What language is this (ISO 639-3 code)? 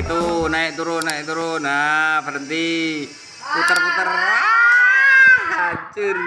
ind